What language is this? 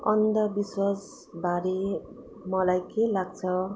Nepali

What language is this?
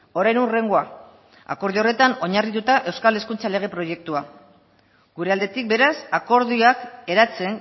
Basque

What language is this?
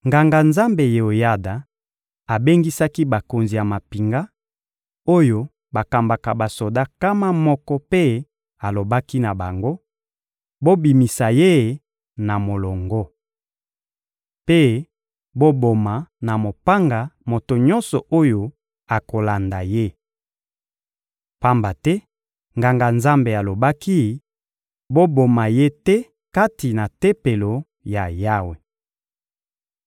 Lingala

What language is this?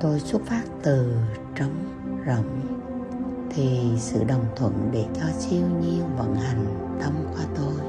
Vietnamese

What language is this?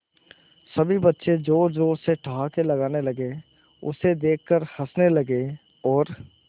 Hindi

